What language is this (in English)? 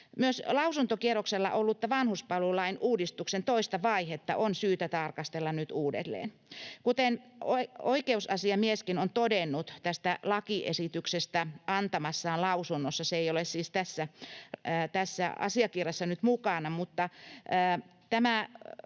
Finnish